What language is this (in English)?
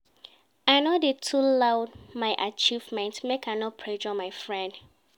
Nigerian Pidgin